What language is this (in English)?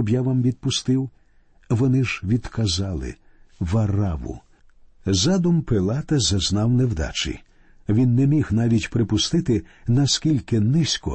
Ukrainian